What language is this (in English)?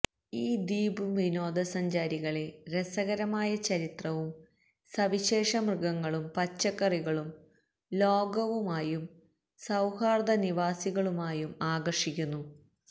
Malayalam